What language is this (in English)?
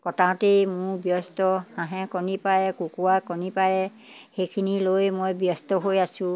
Assamese